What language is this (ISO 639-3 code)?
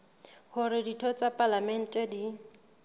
sot